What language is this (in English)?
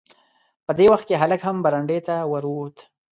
Pashto